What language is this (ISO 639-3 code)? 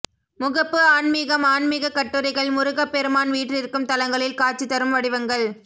tam